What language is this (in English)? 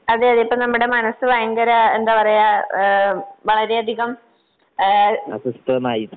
Malayalam